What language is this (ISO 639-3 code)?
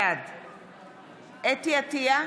heb